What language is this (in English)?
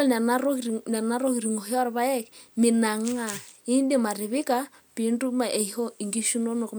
Masai